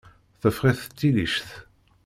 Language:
Kabyle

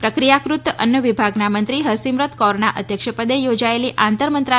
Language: Gujarati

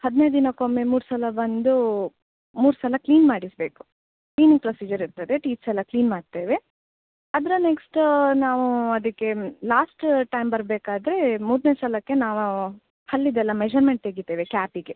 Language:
Kannada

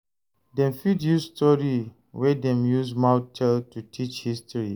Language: Nigerian Pidgin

